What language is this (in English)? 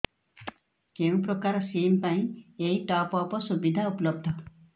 Odia